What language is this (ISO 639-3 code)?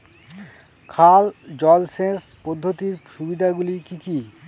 ben